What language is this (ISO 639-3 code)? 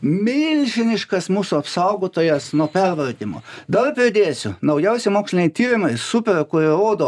lit